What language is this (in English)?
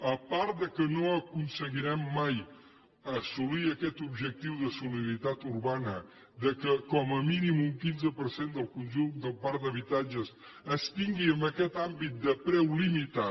Catalan